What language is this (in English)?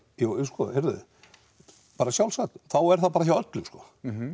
Icelandic